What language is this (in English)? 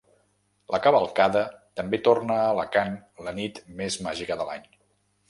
Catalan